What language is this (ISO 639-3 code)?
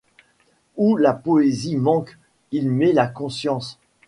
fra